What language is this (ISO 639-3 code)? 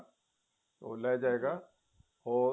pan